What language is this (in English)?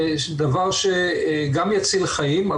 Hebrew